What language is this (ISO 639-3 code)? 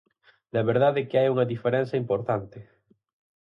glg